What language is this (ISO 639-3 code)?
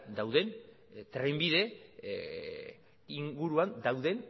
eus